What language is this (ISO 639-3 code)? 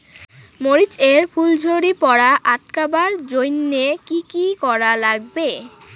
ben